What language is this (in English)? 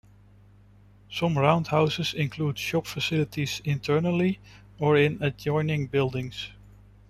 English